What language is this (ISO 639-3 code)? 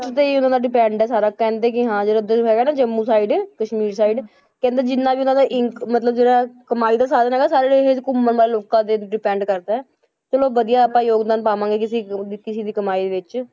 pan